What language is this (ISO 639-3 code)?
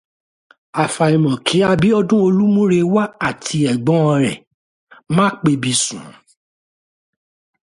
yor